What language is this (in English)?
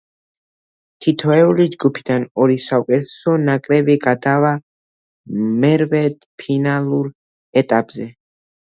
Georgian